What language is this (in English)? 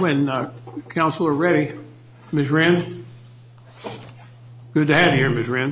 English